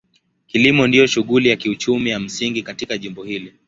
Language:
Swahili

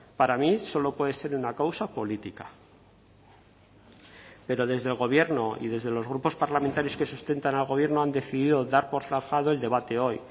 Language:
Spanish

